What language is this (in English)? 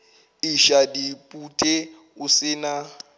Northern Sotho